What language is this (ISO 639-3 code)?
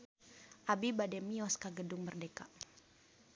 sun